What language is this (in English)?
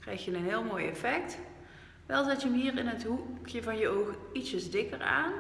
Dutch